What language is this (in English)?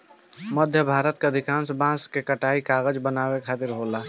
Bhojpuri